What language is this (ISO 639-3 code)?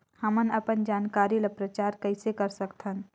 hne